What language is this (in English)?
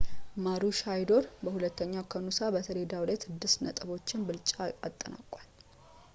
Amharic